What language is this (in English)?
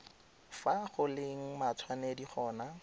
Tswana